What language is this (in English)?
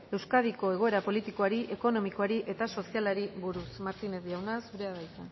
Basque